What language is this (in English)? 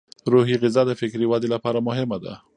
Pashto